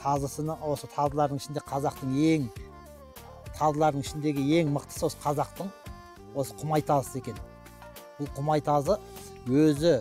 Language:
Turkish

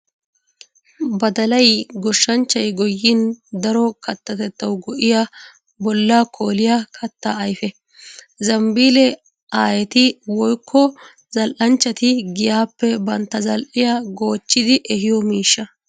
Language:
Wolaytta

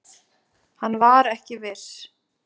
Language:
Icelandic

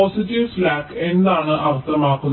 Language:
Malayalam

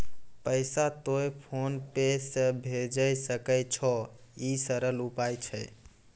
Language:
Maithili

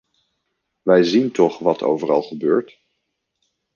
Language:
Dutch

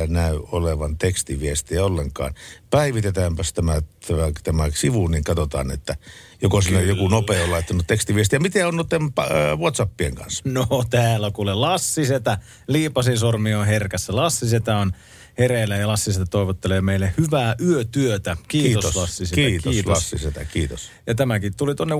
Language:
Finnish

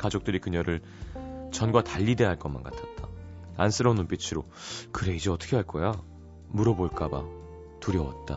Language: Korean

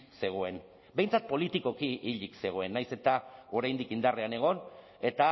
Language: Basque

